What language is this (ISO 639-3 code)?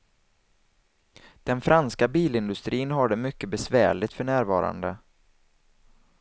swe